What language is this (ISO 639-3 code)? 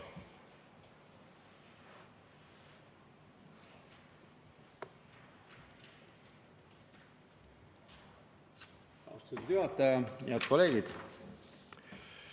est